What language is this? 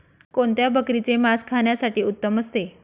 Marathi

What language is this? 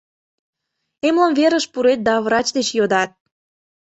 Mari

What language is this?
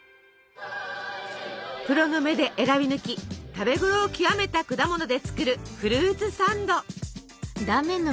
Japanese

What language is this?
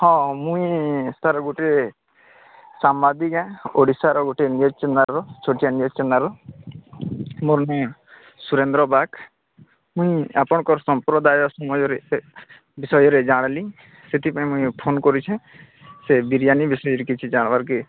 Odia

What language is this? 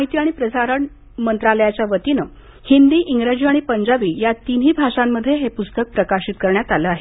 Marathi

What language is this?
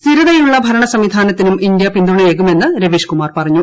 Malayalam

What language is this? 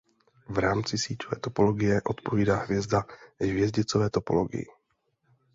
Czech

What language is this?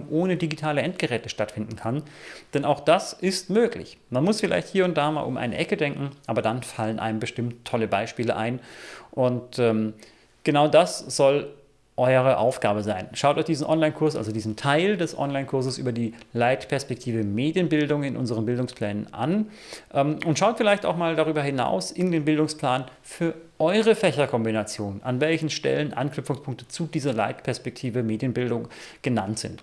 German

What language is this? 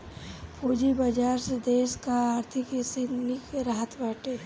Bhojpuri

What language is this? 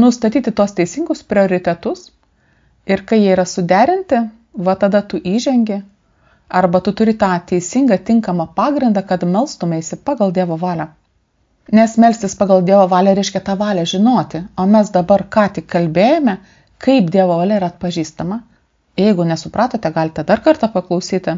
Lithuanian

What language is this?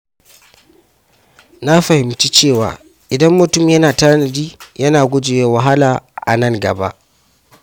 Hausa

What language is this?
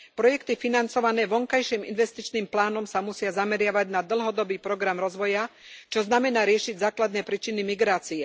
Slovak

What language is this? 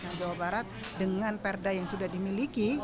Indonesian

